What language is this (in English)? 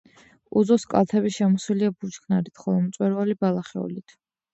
Georgian